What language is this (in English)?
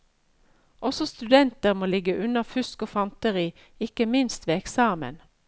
Norwegian